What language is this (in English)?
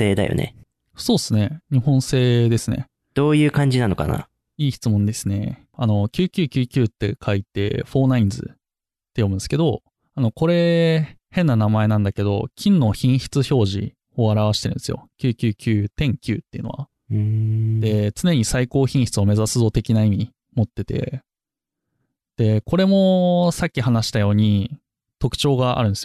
Japanese